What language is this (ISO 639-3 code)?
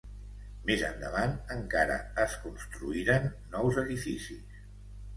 cat